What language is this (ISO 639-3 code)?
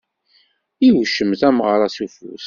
kab